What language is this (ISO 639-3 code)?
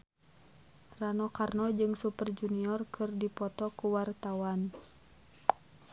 sun